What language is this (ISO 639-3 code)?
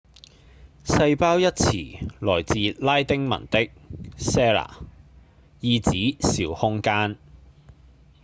yue